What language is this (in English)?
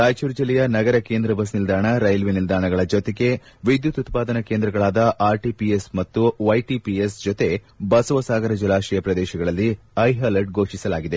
Kannada